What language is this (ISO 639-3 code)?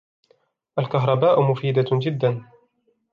ara